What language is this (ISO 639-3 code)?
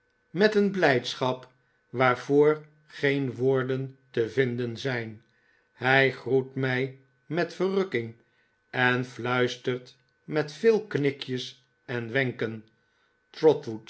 nld